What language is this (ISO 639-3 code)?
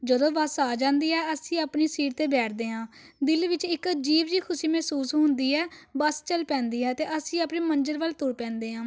pan